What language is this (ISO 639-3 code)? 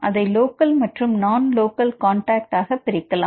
tam